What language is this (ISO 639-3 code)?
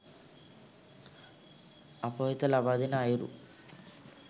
sin